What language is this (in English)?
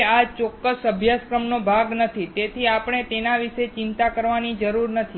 Gujarati